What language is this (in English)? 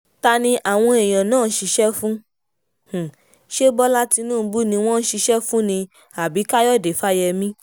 Yoruba